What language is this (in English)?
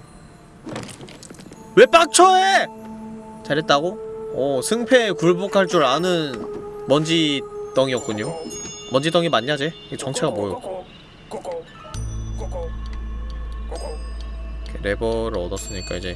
Korean